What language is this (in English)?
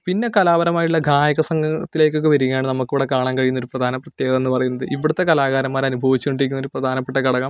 Malayalam